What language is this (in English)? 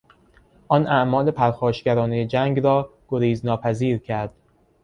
Persian